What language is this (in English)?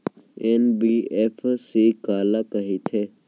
Chhattisgarhi